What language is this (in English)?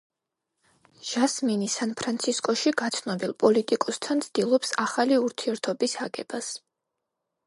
Georgian